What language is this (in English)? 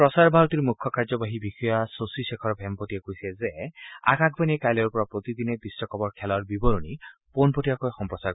Assamese